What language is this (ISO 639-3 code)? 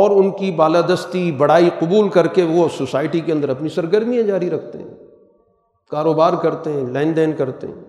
urd